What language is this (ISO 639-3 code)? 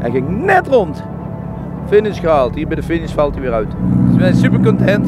nld